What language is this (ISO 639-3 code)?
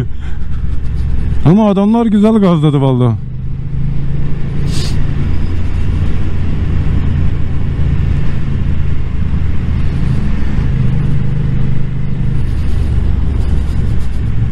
tur